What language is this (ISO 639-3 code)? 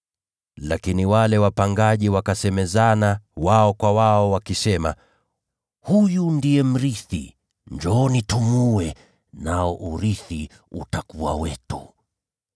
swa